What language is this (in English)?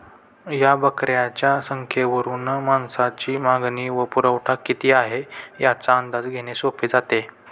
Marathi